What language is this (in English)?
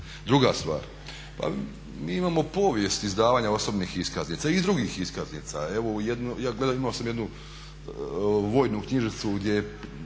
Croatian